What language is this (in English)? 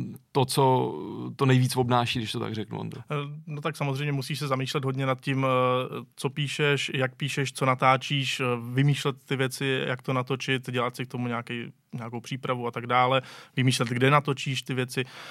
Czech